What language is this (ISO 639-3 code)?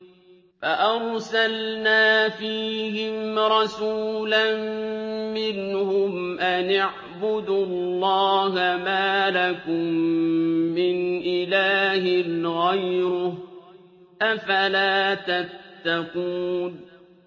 ara